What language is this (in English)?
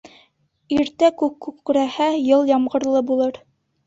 Bashkir